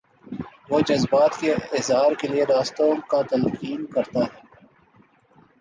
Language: Urdu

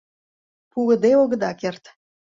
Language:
Mari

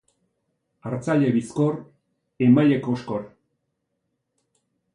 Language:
Basque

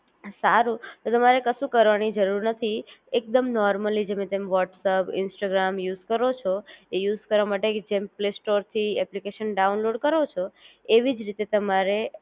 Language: Gujarati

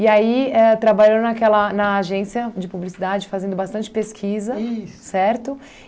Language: Portuguese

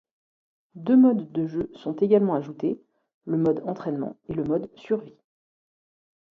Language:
French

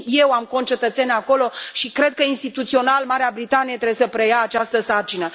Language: Romanian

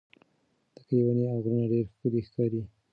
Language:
Pashto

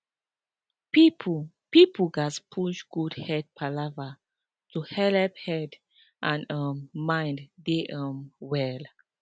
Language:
Nigerian Pidgin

